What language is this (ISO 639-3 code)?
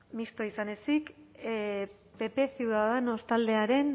eus